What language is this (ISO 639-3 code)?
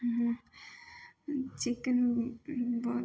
mai